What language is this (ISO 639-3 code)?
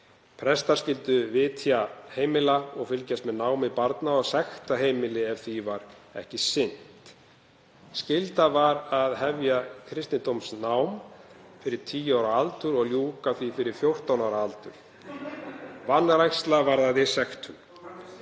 isl